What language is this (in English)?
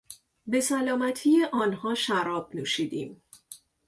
Persian